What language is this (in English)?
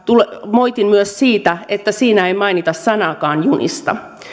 Finnish